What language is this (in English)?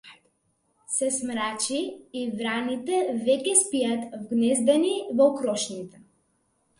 Macedonian